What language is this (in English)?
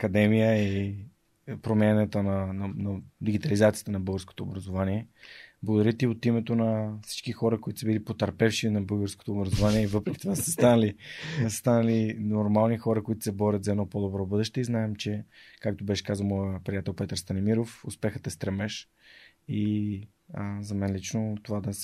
Bulgarian